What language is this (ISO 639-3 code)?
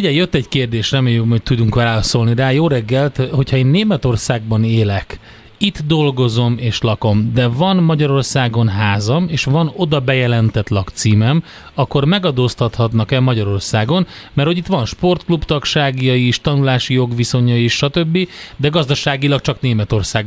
hun